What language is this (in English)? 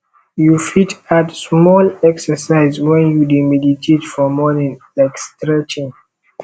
Nigerian Pidgin